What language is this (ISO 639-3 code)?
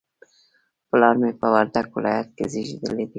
pus